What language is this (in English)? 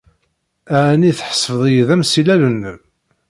Kabyle